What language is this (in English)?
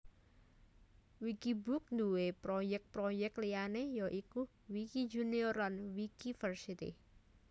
Javanese